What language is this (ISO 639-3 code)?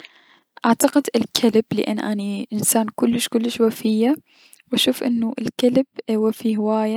acm